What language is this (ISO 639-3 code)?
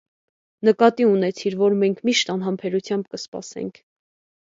hye